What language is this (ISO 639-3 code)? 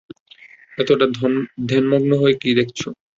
ben